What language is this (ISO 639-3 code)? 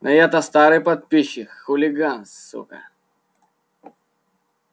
rus